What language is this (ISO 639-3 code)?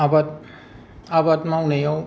brx